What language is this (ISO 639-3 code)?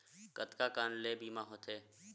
hne